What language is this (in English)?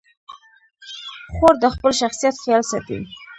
Pashto